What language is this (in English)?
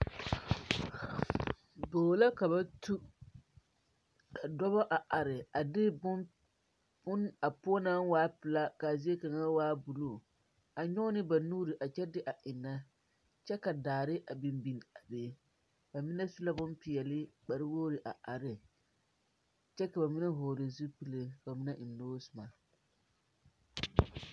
Southern Dagaare